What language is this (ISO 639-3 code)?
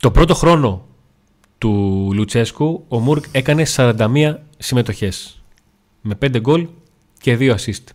ell